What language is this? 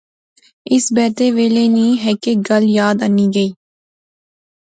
Pahari-Potwari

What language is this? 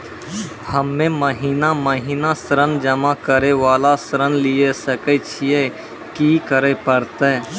Maithili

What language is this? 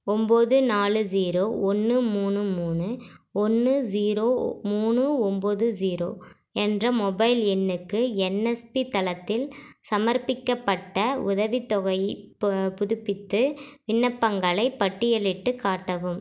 Tamil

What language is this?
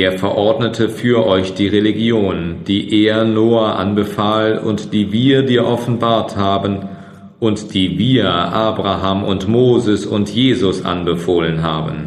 German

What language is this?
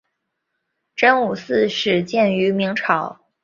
Chinese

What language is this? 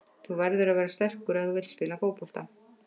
Icelandic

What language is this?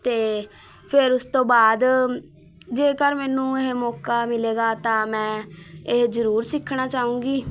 Punjabi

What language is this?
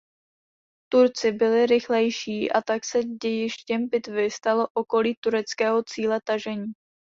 Czech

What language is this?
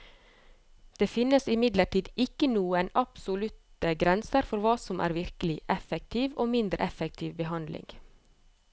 Norwegian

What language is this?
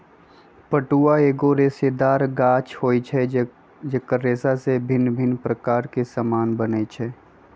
Magahi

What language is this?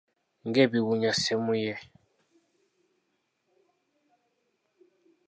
Ganda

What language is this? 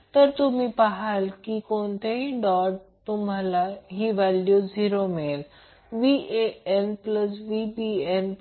Marathi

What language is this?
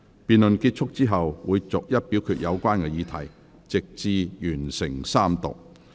Cantonese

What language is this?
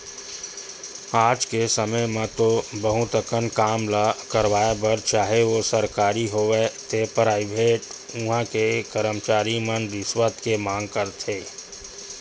Chhattisgarhi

